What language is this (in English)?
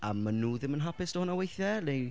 Welsh